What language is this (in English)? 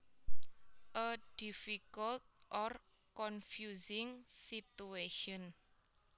Javanese